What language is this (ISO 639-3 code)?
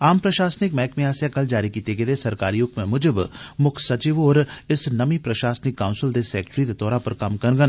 doi